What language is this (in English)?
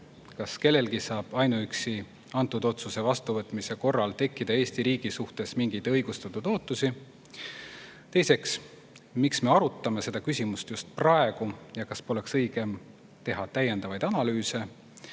Estonian